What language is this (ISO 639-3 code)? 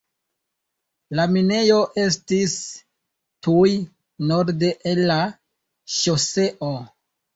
epo